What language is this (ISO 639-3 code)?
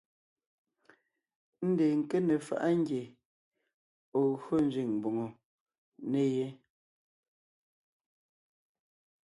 nnh